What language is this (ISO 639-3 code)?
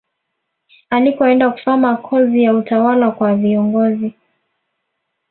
swa